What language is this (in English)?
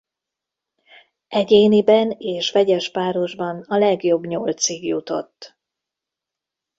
Hungarian